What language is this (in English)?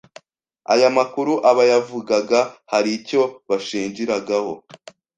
Kinyarwanda